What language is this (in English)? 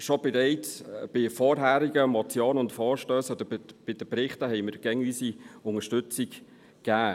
Swiss German